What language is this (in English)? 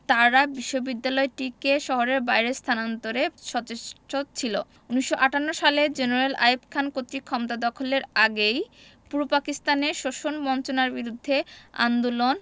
Bangla